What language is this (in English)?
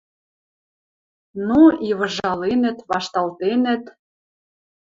Western Mari